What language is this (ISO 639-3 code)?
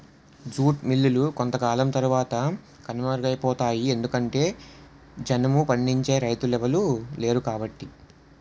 tel